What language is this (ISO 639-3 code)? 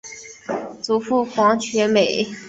zho